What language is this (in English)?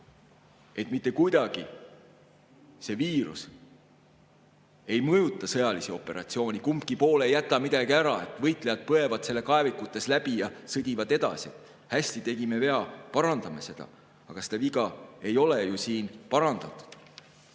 Estonian